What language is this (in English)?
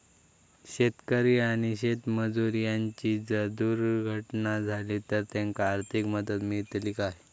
Marathi